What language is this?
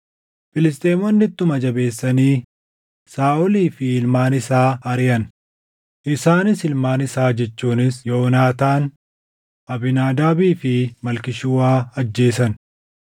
Oromo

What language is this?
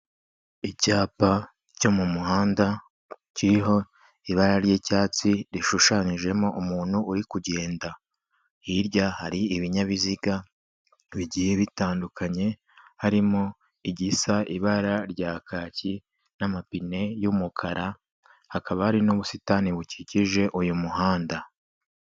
Kinyarwanda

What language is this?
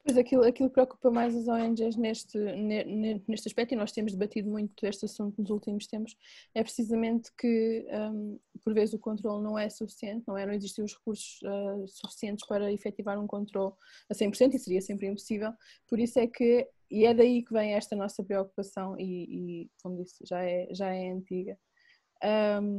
Portuguese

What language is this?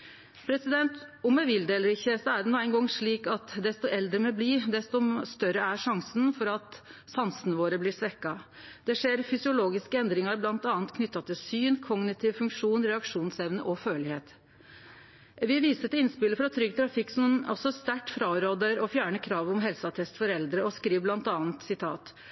Norwegian Nynorsk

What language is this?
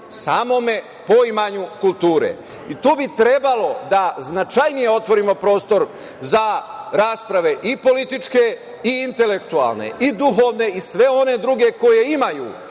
Serbian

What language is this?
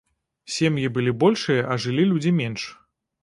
Belarusian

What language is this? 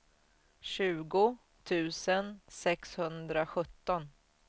Swedish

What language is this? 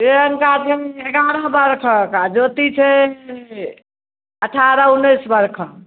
Maithili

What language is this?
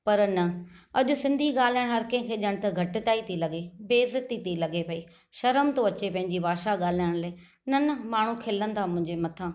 Sindhi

